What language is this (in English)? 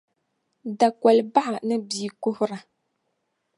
Dagbani